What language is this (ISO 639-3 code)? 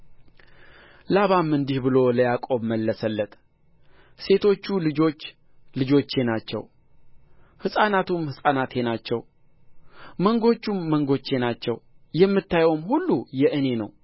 amh